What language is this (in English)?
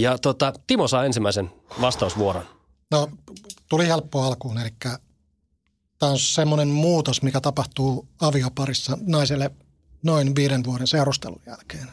Finnish